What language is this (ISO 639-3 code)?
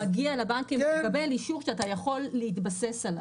heb